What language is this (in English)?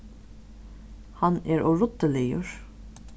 Faroese